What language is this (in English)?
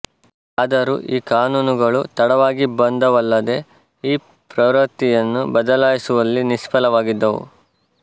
Kannada